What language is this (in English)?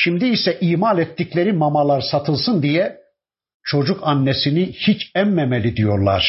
Turkish